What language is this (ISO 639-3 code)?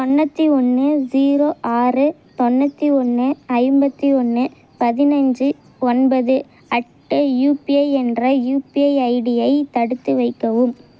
tam